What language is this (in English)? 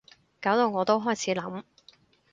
Cantonese